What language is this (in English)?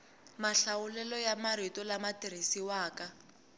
Tsonga